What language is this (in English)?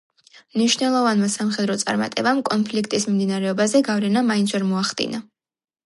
Georgian